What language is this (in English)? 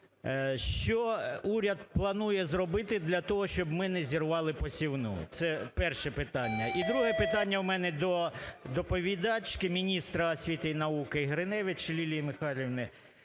Ukrainian